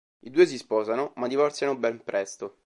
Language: Italian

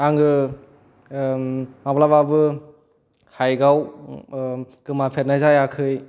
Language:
Bodo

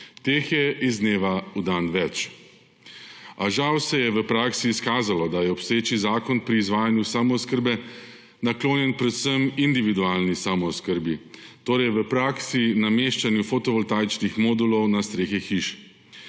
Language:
Slovenian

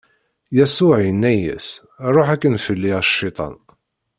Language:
Kabyle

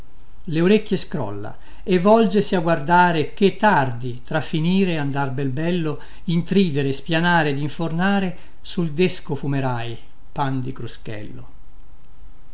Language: Italian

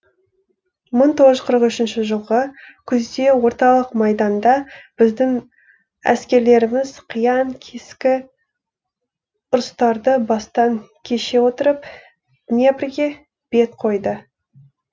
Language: Kazakh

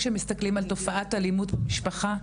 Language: Hebrew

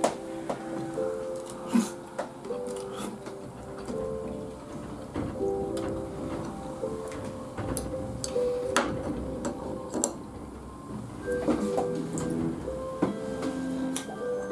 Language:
Japanese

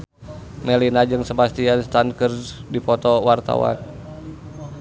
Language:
Sundanese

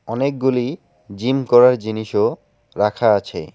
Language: Bangla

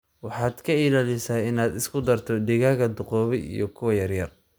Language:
Somali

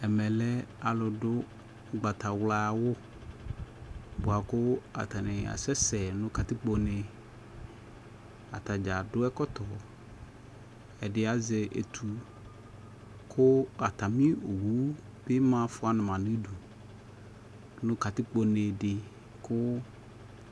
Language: Ikposo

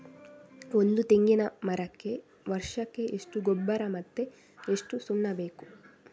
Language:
Kannada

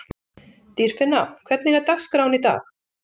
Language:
Icelandic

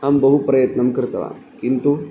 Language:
Sanskrit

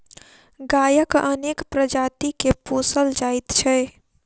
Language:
Maithili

